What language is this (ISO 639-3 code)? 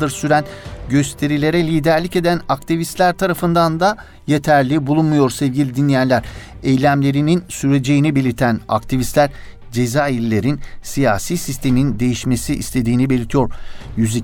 tur